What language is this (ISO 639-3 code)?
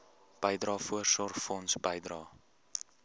afr